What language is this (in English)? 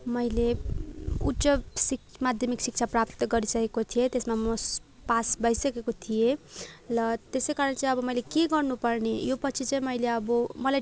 Nepali